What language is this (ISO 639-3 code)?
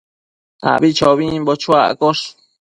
mcf